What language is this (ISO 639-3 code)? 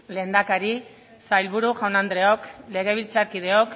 eus